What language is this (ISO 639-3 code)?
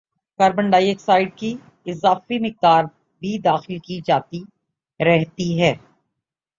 urd